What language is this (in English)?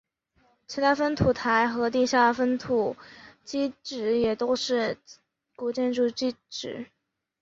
Chinese